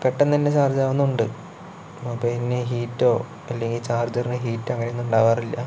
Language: Malayalam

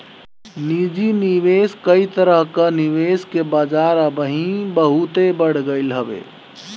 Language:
Bhojpuri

